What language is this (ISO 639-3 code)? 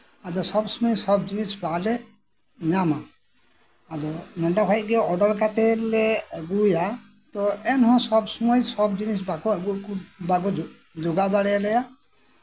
sat